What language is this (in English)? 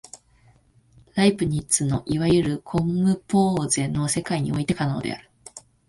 Japanese